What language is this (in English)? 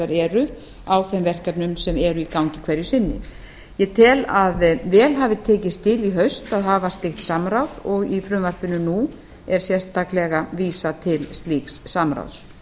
Icelandic